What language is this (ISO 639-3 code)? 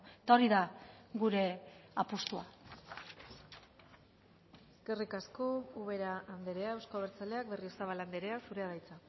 eus